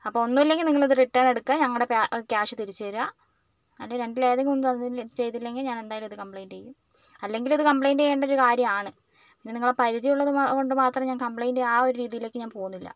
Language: Malayalam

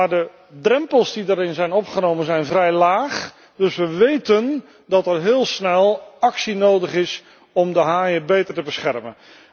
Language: Dutch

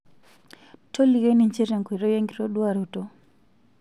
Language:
Masai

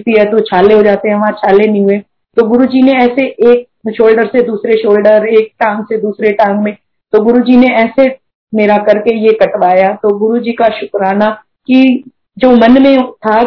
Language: Hindi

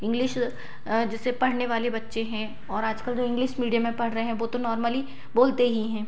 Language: Hindi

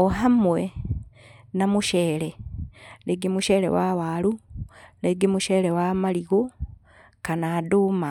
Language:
Kikuyu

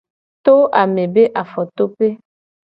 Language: Gen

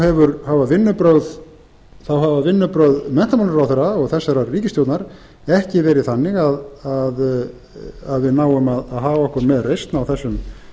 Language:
Icelandic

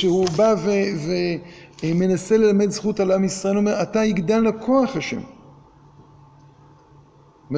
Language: Hebrew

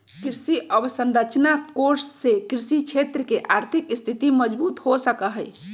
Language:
Magahi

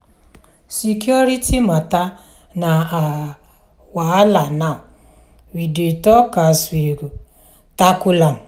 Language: Nigerian Pidgin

